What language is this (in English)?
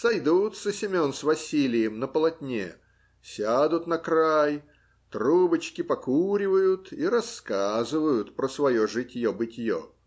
Russian